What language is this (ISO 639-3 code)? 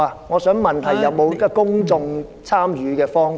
yue